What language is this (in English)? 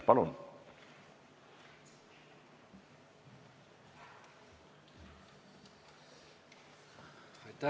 Estonian